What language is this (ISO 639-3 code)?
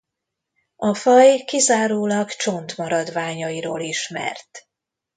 hun